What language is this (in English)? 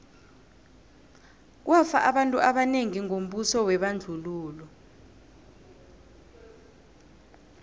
South Ndebele